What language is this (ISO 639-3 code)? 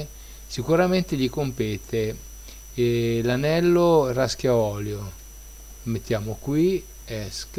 ita